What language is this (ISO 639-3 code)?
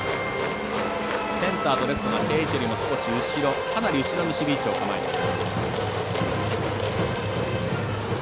jpn